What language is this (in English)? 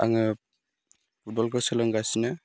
Bodo